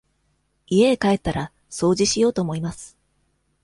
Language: Japanese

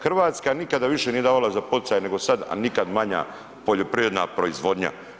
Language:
Croatian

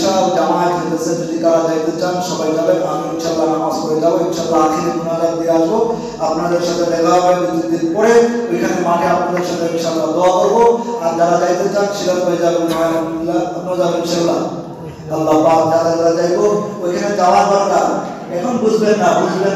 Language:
Arabic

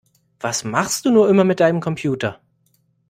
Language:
German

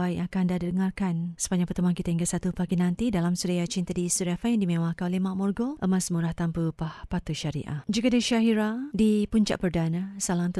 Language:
Malay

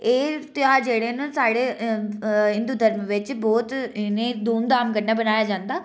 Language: Dogri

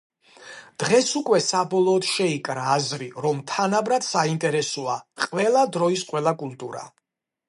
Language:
Georgian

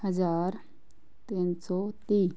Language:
Punjabi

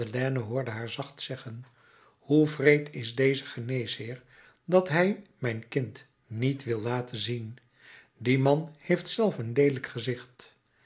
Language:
Dutch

